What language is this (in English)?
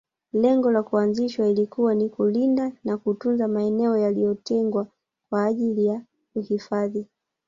Swahili